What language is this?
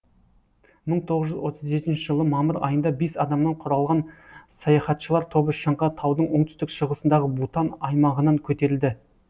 Kazakh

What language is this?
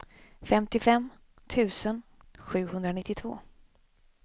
Swedish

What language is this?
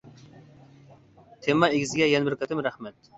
Uyghur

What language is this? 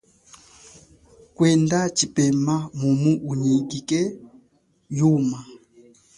Chokwe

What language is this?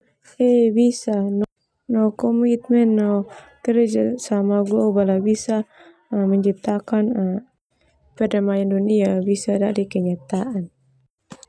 Termanu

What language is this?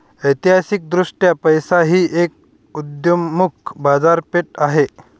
Marathi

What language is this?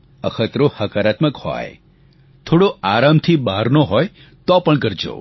Gujarati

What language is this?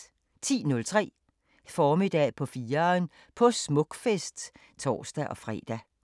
Danish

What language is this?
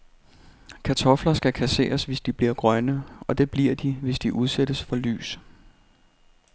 Danish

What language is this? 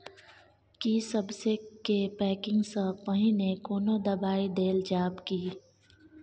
Maithili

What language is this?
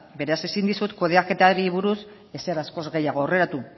Basque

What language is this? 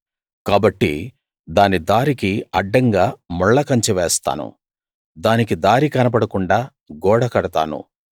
Telugu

